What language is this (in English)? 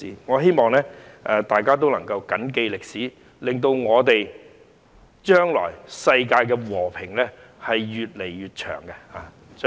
Cantonese